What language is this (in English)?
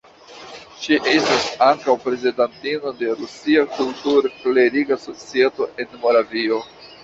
Esperanto